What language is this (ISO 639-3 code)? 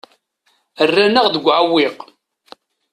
kab